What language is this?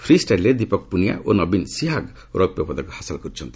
Odia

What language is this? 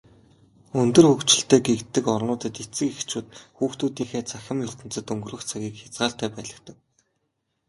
Mongolian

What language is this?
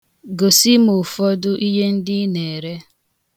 Igbo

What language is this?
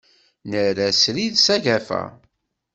Kabyle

